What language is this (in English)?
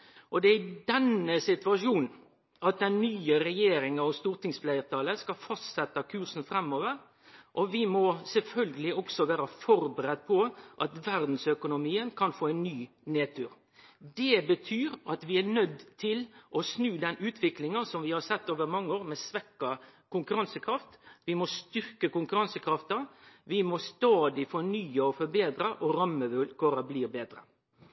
Norwegian Nynorsk